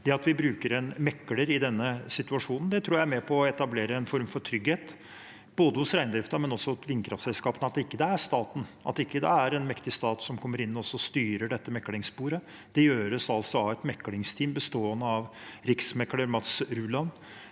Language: Norwegian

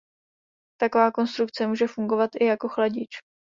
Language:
Czech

